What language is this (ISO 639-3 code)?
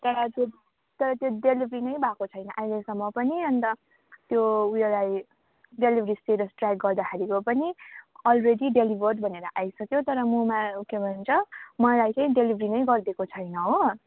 nep